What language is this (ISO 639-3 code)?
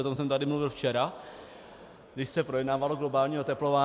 ces